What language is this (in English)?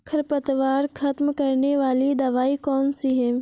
Hindi